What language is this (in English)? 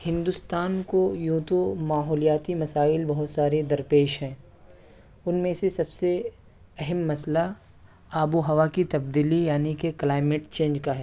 Urdu